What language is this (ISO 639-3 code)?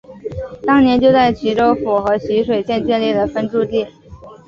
zho